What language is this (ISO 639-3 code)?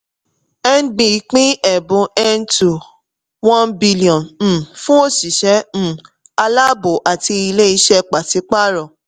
yor